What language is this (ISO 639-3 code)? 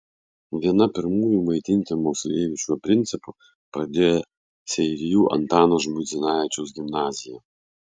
lit